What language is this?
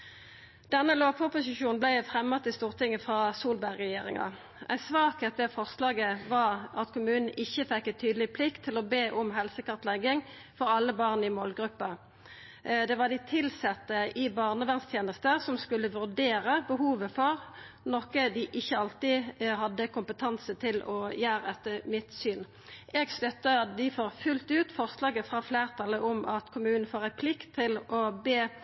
Norwegian Nynorsk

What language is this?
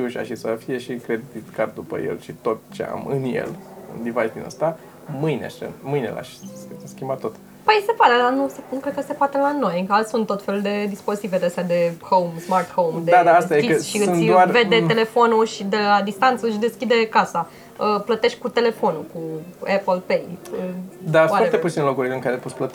Romanian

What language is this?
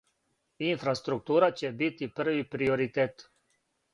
Serbian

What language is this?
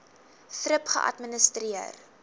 Afrikaans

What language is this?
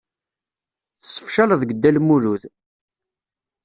Kabyle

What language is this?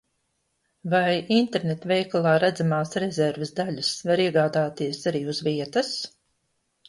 Latvian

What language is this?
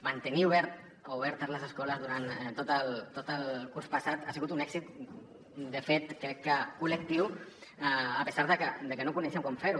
Catalan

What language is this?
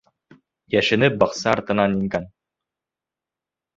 Bashkir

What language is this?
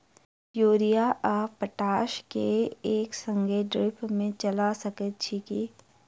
Maithili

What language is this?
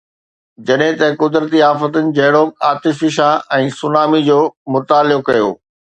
Sindhi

